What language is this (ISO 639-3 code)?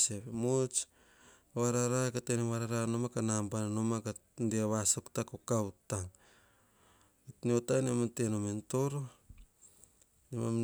hah